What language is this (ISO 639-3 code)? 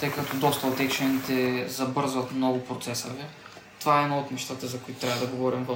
bul